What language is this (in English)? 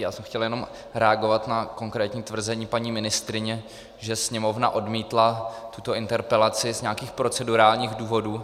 Czech